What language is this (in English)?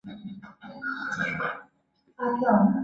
Chinese